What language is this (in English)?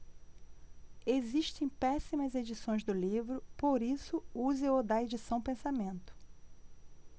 Portuguese